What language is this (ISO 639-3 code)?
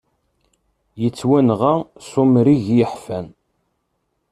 kab